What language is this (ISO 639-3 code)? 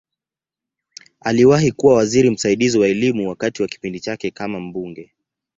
swa